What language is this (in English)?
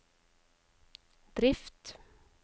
Norwegian